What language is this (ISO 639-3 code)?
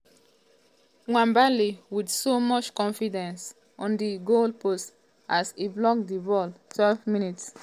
pcm